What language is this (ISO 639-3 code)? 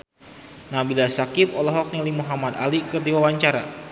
sun